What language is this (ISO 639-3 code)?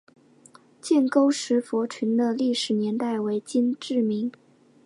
zho